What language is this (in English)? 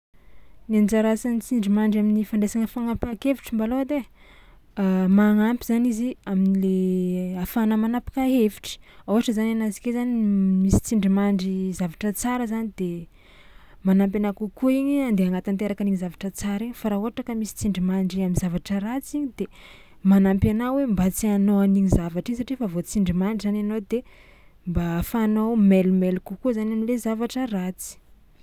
Tsimihety Malagasy